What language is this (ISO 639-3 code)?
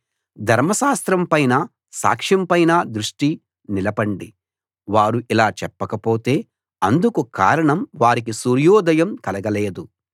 tel